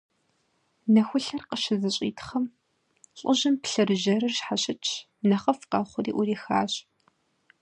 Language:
Kabardian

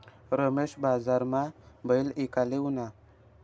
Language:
Marathi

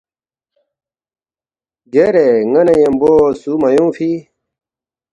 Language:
Balti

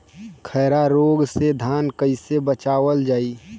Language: Bhojpuri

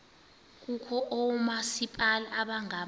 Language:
Xhosa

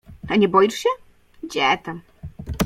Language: Polish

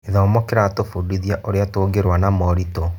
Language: Kikuyu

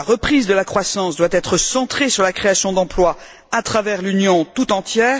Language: French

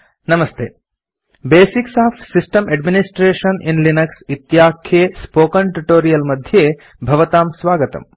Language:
Sanskrit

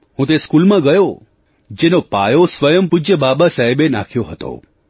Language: Gujarati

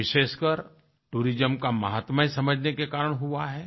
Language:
Hindi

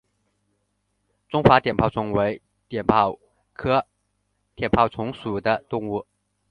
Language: Chinese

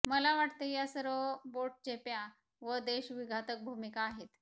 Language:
Marathi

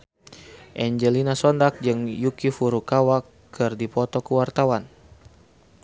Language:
Sundanese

